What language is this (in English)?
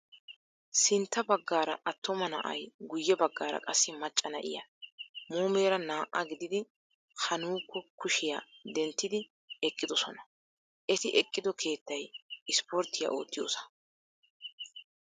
Wolaytta